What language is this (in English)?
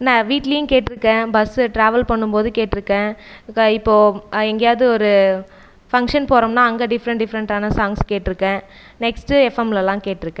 Tamil